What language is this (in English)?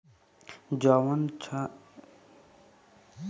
Bhojpuri